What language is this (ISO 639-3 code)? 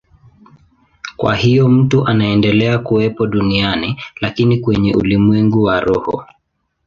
swa